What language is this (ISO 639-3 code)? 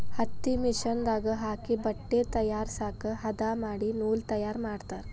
kan